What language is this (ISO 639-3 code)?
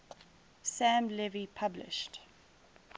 eng